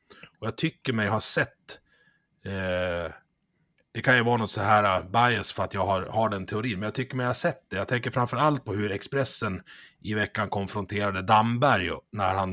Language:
Swedish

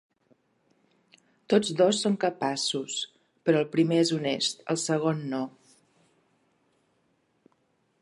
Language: Catalan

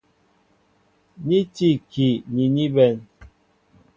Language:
Mbo (Cameroon)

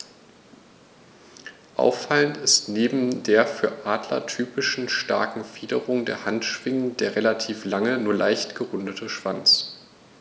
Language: German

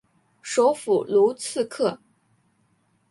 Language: Chinese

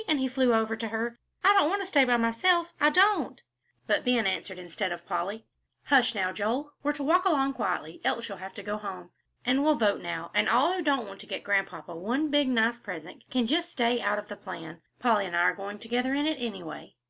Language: English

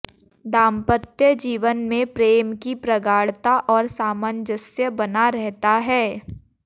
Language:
Hindi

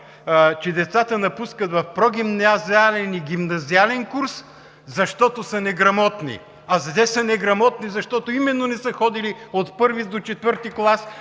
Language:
Bulgarian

